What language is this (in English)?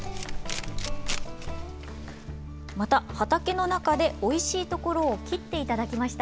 Japanese